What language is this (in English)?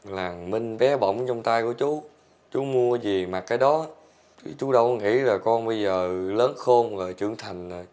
Vietnamese